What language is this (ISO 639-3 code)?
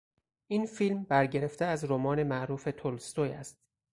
fas